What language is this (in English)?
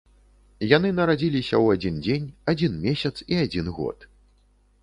Belarusian